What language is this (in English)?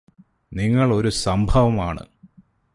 Malayalam